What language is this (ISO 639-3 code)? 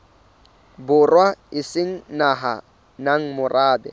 sot